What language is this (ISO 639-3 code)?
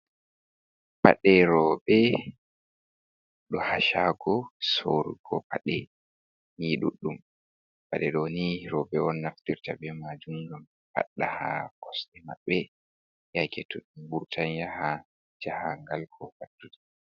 ful